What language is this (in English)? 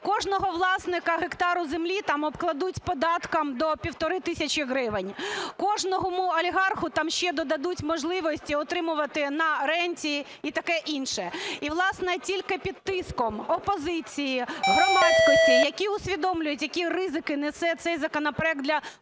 Ukrainian